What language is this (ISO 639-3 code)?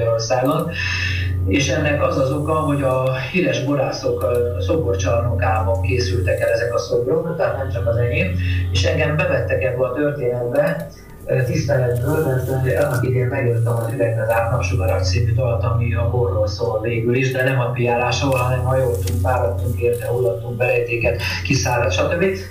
hun